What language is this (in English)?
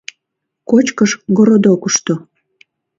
Mari